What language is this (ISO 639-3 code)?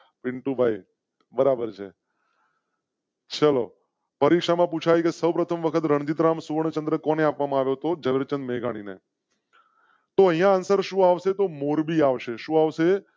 guj